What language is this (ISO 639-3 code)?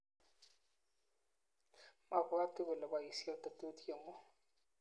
kln